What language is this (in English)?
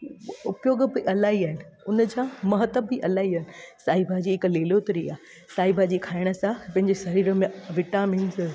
Sindhi